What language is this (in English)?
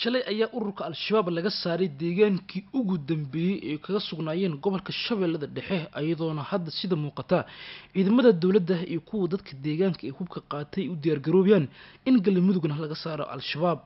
Arabic